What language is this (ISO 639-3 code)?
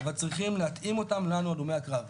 heb